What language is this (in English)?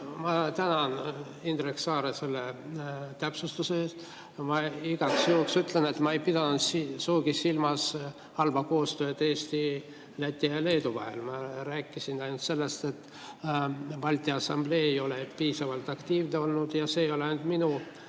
Estonian